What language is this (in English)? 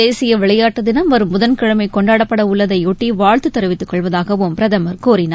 Tamil